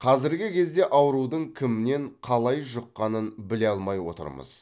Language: Kazakh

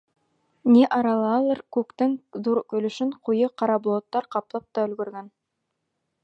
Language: Bashkir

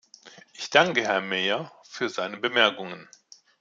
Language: German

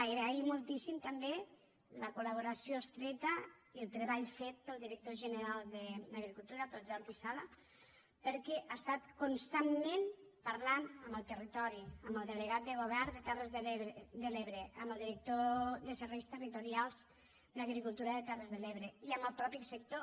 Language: Catalan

